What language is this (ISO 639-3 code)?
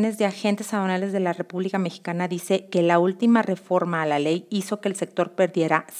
spa